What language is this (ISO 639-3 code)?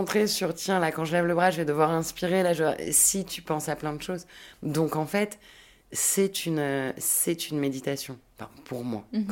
fra